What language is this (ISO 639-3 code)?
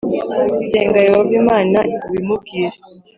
kin